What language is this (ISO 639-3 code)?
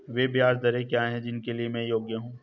hin